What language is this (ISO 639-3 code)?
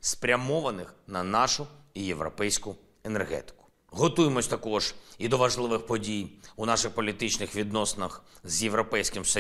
ukr